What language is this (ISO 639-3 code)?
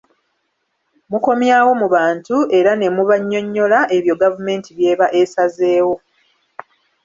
lug